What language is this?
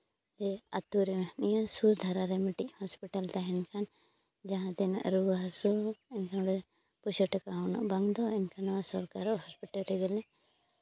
Santali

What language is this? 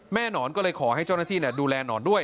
Thai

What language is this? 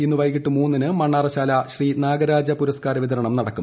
Malayalam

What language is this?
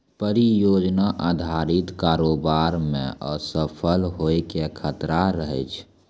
Maithili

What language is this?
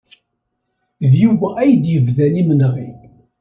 Kabyle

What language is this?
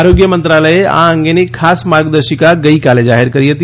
Gujarati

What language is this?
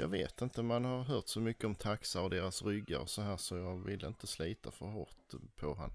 Swedish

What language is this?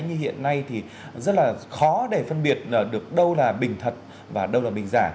Vietnamese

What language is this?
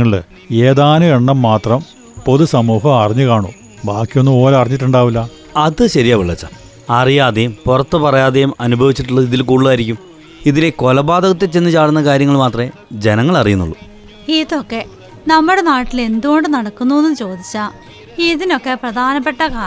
Malayalam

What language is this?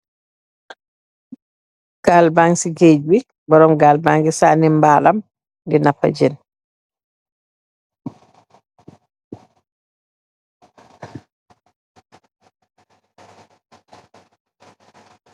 Wolof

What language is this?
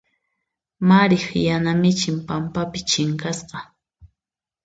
Puno Quechua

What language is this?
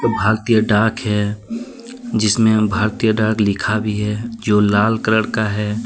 Hindi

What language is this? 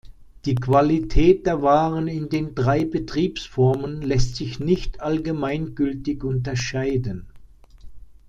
German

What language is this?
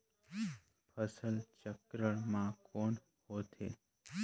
Chhattisgarhi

